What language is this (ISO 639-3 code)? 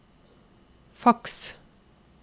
nor